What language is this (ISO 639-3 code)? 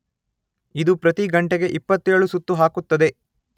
kan